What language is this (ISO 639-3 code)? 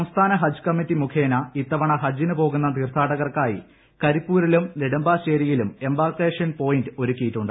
mal